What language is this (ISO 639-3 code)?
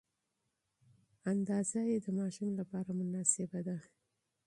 pus